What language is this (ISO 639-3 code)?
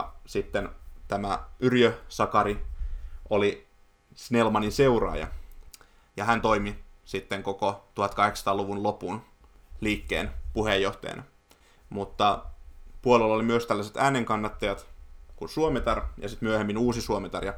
fin